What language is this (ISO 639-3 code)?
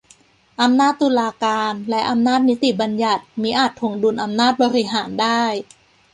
tha